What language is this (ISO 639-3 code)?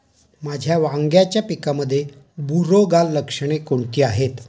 mar